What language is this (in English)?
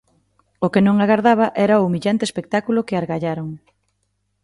Galician